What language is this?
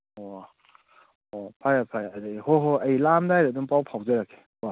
Manipuri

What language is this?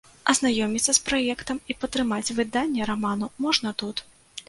Belarusian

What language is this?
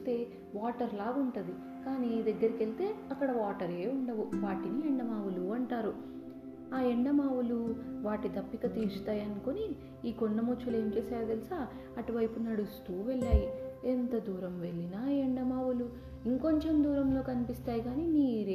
Telugu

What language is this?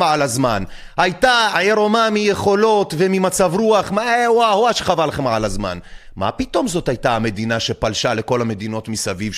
Hebrew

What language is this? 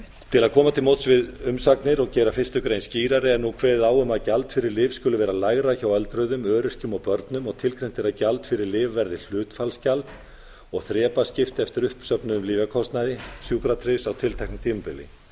Icelandic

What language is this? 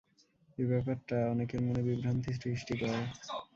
Bangla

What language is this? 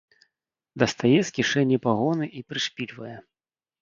Belarusian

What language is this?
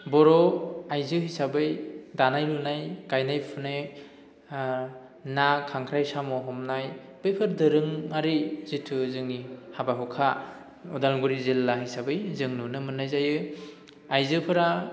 Bodo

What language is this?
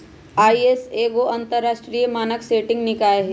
Magahi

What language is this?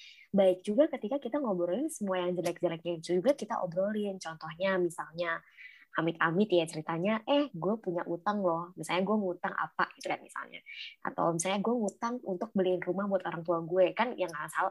Indonesian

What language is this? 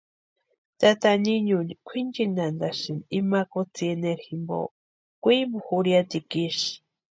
Western Highland Purepecha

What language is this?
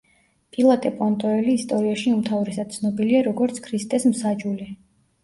Georgian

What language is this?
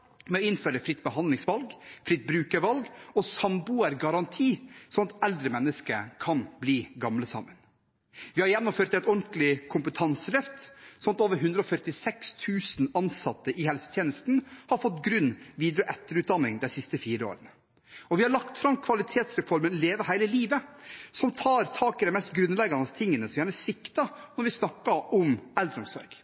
Norwegian Bokmål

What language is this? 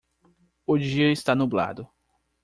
Portuguese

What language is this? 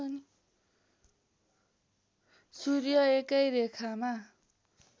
Nepali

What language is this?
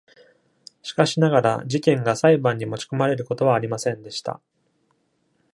Japanese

